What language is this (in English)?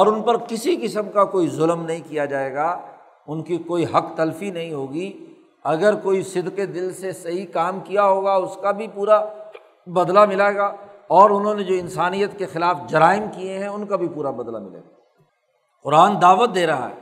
Urdu